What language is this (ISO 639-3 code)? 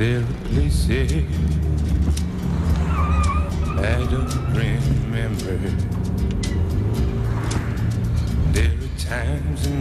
ell